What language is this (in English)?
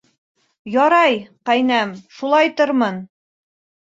Bashkir